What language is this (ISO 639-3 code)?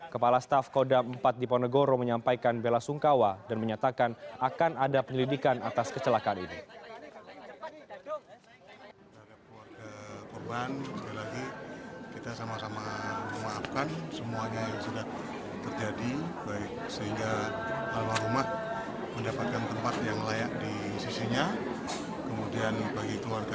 ind